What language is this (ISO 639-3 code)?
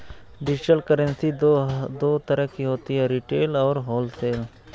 hin